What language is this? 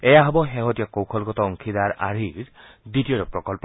Assamese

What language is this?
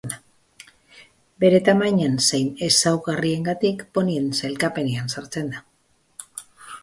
Basque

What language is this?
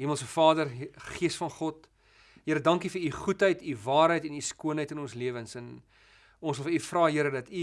Dutch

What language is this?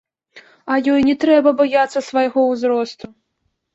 Belarusian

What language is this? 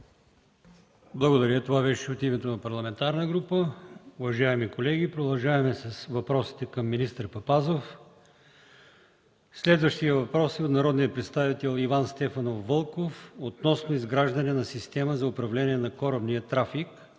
Bulgarian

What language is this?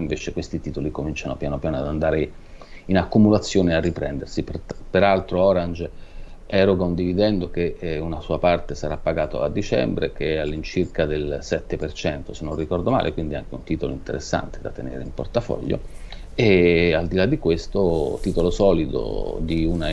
Italian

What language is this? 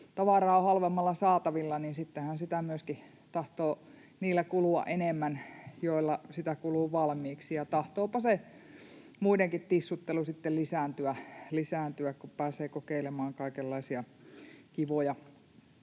Finnish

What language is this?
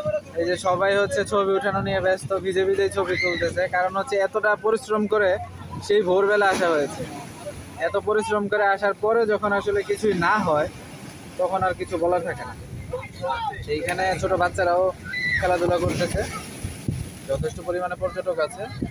Indonesian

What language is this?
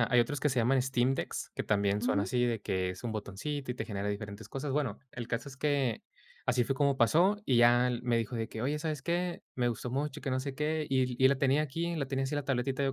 Spanish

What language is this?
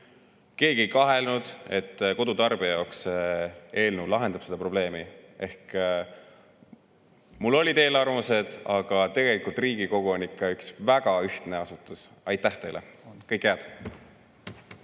Estonian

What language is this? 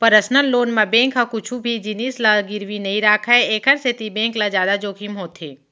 Chhattisgarhi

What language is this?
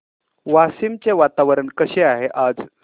Marathi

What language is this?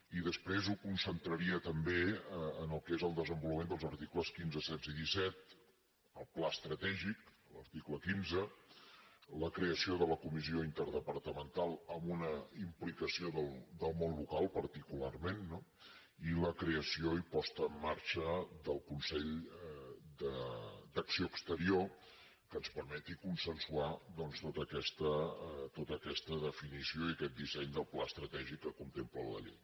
Catalan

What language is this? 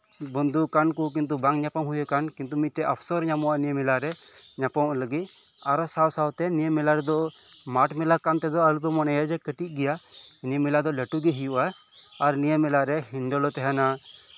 Santali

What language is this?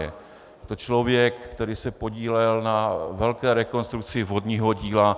Czech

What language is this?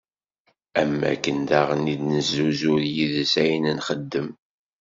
Kabyle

